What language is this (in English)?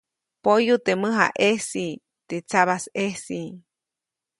Copainalá Zoque